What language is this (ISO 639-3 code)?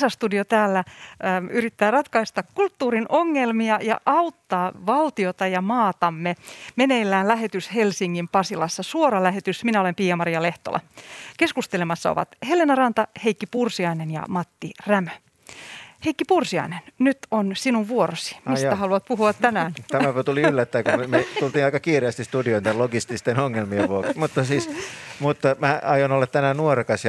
fin